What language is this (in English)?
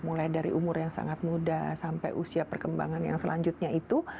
Indonesian